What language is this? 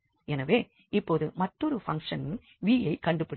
Tamil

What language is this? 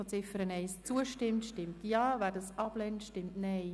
Swiss German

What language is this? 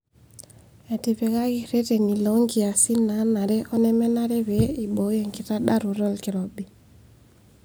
Masai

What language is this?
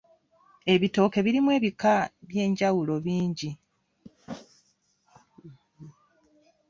Ganda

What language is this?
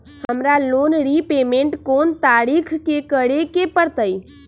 Magahi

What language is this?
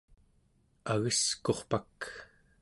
Central Yupik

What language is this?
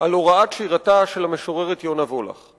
Hebrew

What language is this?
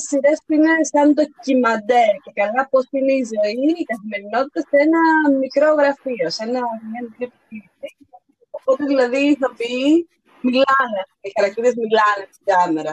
Greek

